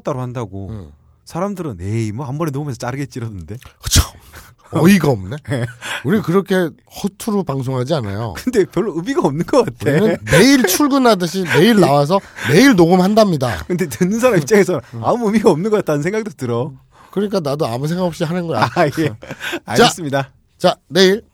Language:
Korean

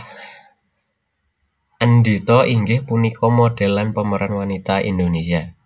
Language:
Javanese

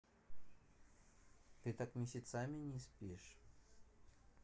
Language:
Russian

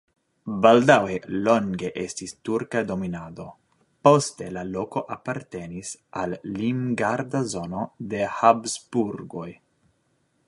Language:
Esperanto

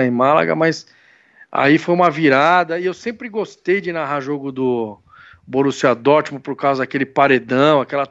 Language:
Portuguese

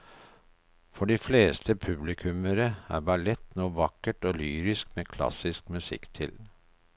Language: Norwegian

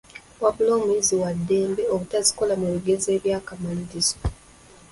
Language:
Ganda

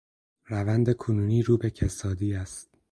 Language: Persian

